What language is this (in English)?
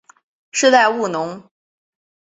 Chinese